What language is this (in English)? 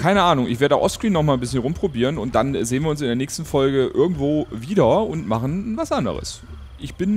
German